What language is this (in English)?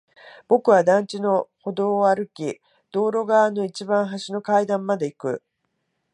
Japanese